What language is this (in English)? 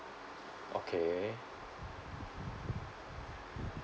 English